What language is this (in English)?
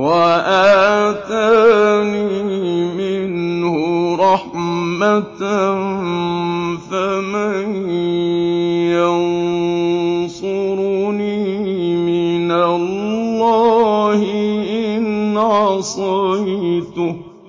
Arabic